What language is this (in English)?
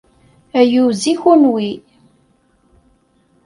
Kabyle